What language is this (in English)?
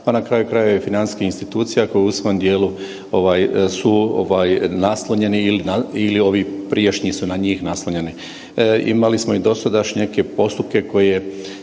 Croatian